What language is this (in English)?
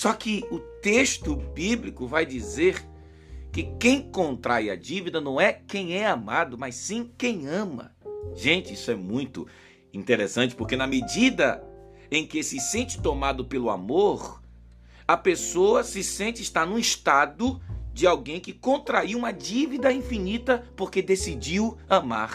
Portuguese